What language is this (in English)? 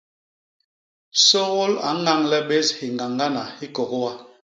Basaa